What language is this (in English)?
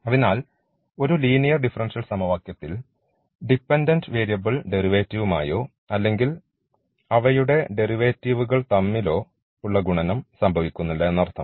Malayalam